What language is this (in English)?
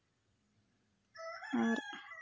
Santali